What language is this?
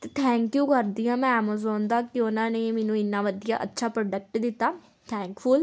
Punjabi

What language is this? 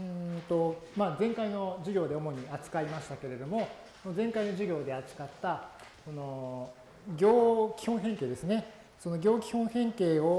Japanese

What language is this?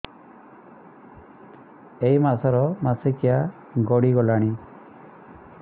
Odia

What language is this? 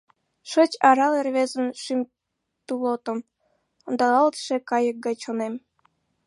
Mari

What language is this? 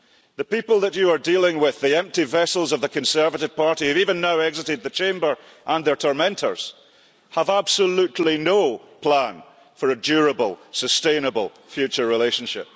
English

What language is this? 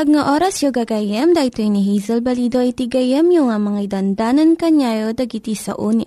Filipino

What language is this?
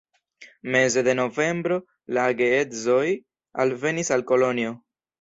Esperanto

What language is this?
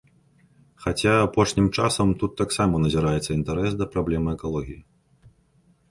Belarusian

